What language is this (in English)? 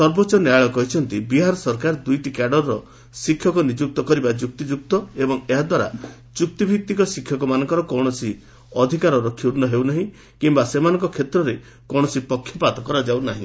Odia